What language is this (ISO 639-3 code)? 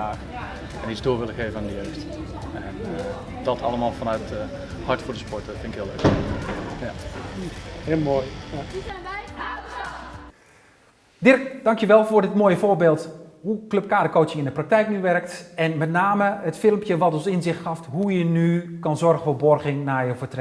nld